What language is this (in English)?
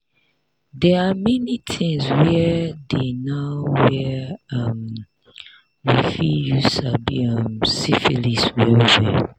Nigerian Pidgin